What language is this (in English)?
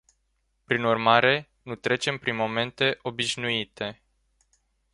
Romanian